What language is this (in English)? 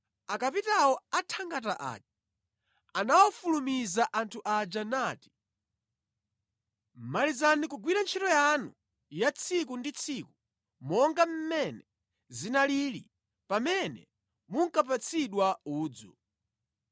Nyanja